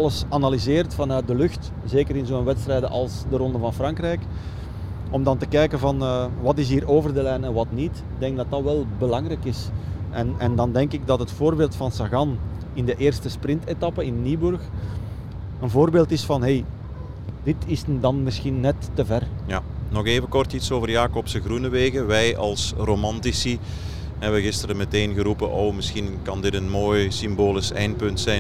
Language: Dutch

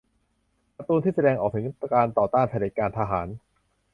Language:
Thai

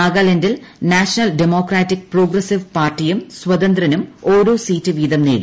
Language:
Malayalam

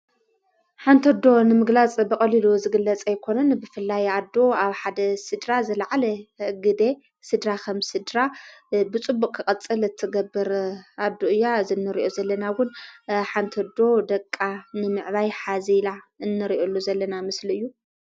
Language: Tigrinya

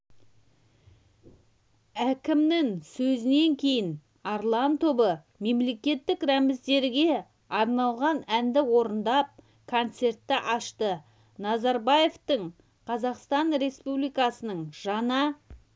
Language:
Kazakh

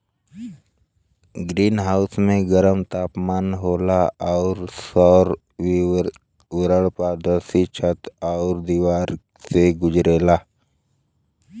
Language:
Bhojpuri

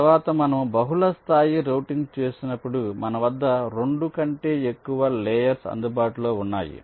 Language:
Telugu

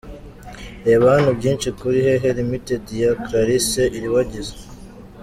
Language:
Kinyarwanda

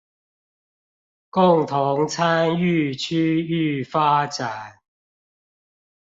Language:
Chinese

